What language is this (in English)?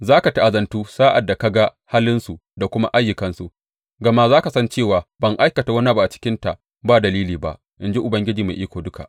Hausa